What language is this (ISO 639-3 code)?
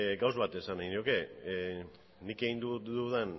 eus